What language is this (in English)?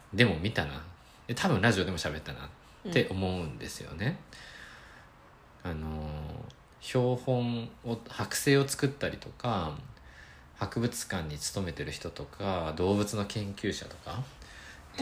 Japanese